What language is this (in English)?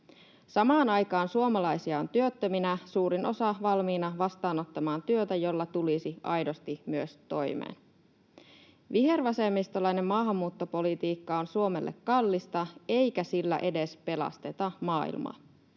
Finnish